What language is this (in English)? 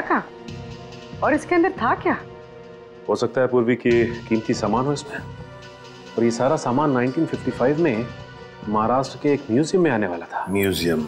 Hindi